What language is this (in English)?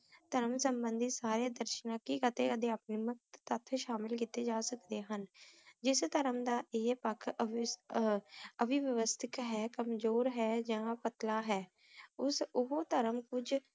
Punjabi